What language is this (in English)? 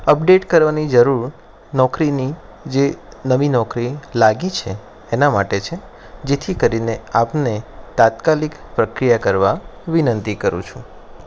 Gujarati